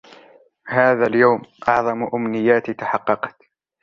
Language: Arabic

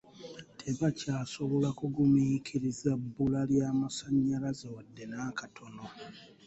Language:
Ganda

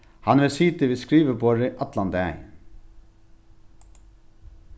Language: Faroese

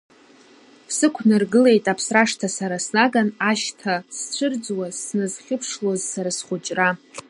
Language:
Abkhazian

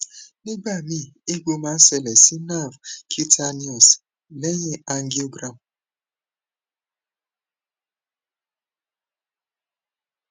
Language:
Yoruba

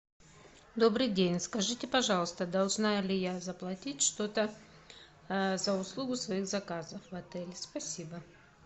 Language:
Russian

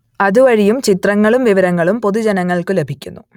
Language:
Malayalam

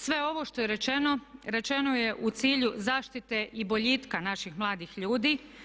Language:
Croatian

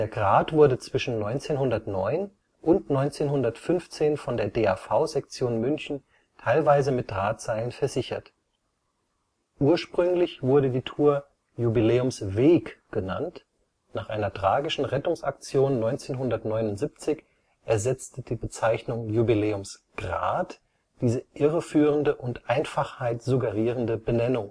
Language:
German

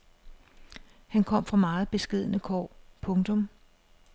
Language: Danish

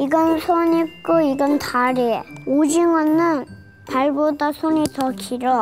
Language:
Korean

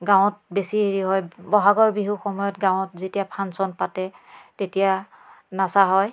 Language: Assamese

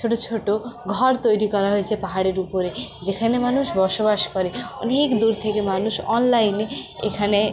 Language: Bangla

